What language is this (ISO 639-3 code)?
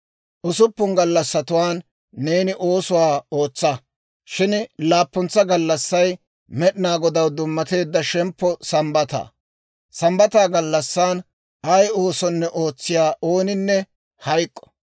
dwr